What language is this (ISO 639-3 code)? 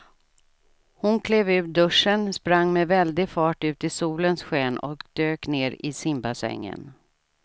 swe